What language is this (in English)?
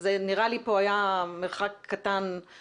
Hebrew